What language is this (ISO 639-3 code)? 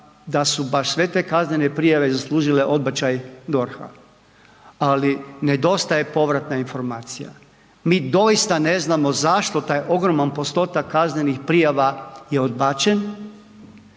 hrv